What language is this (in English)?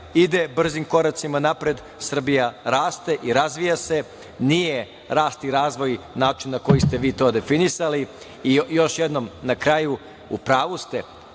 Serbian